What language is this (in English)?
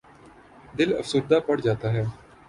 Urdu